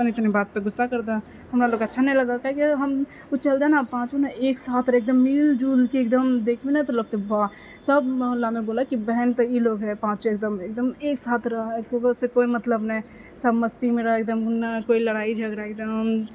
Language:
Maithili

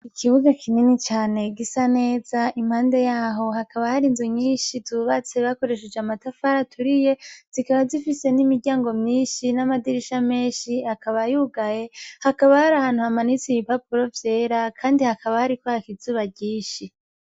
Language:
Rundi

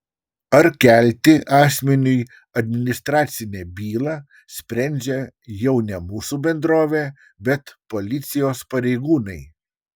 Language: Lithuanian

